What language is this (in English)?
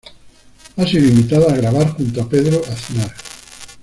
Spanish